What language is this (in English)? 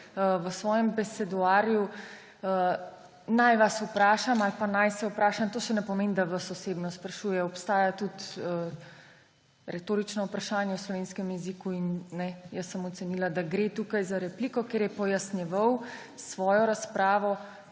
Slovenian